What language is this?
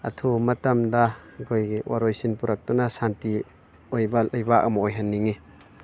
Manipuri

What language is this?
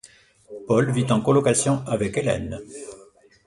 French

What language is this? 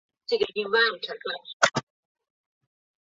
Chinese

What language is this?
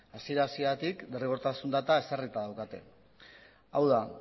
Basque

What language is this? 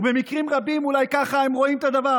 Hebrew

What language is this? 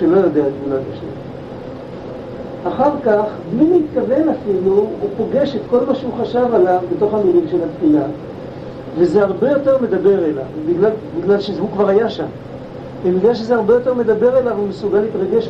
Hebrew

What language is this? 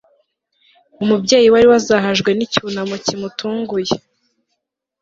Kinyarwanda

